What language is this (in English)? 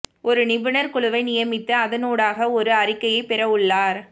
Tamil